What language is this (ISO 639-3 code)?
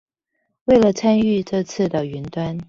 zho